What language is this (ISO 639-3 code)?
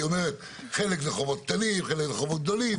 heb